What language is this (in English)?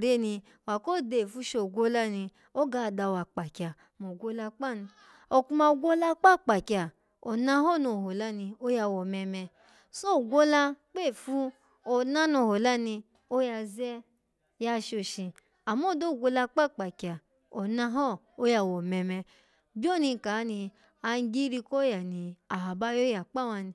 Alago